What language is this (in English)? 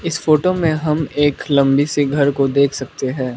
Hindi